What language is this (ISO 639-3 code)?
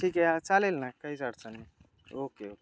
mar